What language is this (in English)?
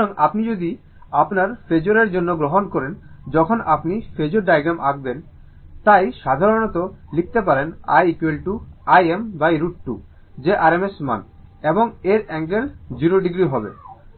Bangla